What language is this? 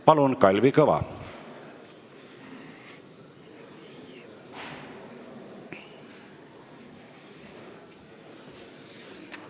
Estonian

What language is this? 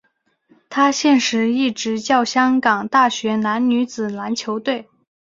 Chinese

